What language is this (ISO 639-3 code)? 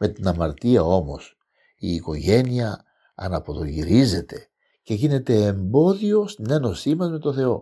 ell